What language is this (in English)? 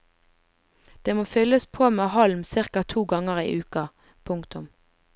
Norwegian